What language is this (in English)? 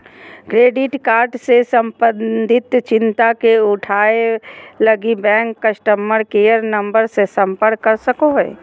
Magahi